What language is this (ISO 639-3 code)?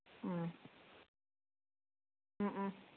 mni